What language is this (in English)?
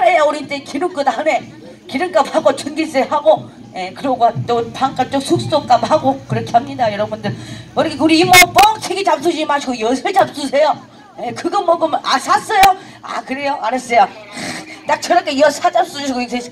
Korean